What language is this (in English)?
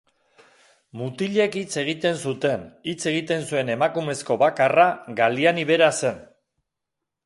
Basque